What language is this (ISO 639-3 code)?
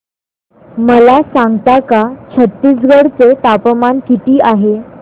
mar